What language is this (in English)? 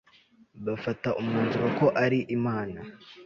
Kinyarwanda